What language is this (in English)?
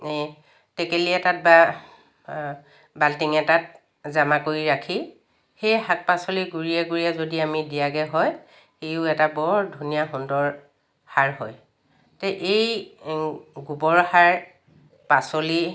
Assamese